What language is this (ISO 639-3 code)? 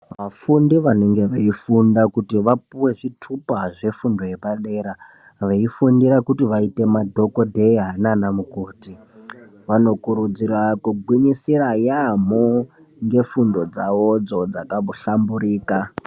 ndc